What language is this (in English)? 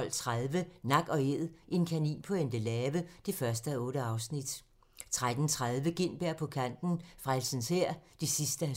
Danish